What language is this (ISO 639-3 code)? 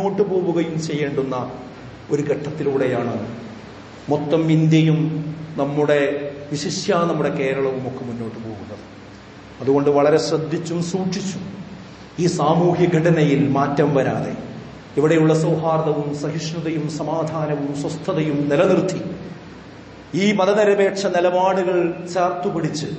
ara